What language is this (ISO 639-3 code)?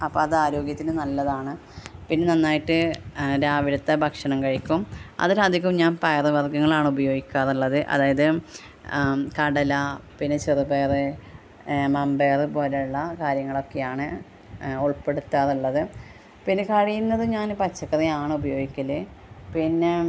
mal